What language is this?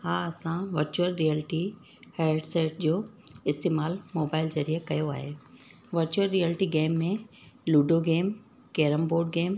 Sindhi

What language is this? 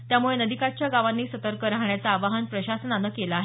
Marathi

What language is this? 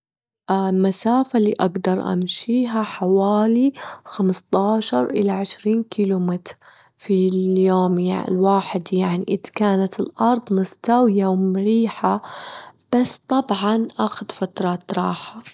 Gulf Arabic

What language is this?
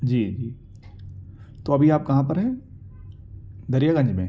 Urdu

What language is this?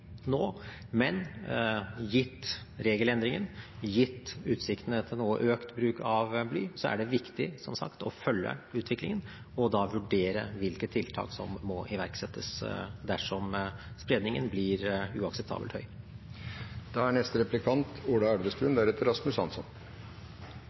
Norwegian Bokmål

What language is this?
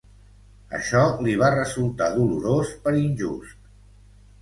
Catalan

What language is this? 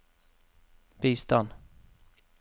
Norwegian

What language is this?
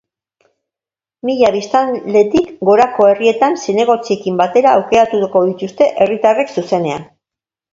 Basque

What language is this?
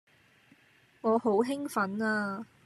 Cantonese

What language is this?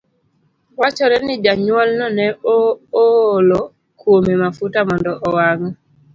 Luo (Kenya and Tanzania)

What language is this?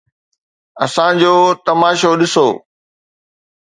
Sindhi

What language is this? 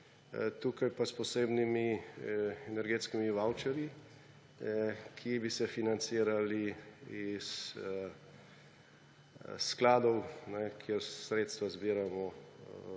Slovenian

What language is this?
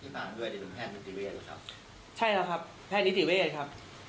Thai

